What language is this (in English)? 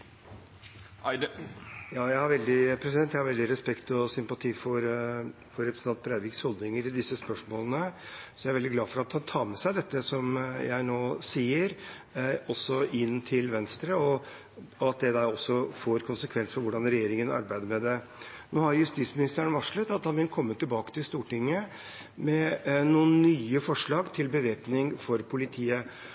Norwegian